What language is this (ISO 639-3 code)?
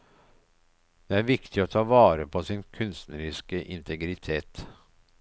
nor